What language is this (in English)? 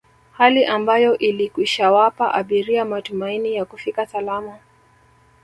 Swahili